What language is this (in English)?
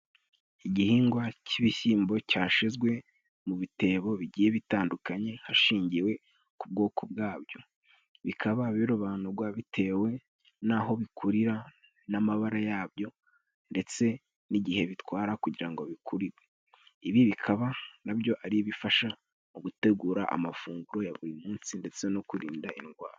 Kinyarwanda